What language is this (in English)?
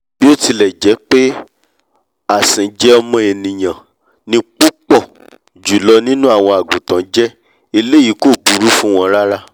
Yoruba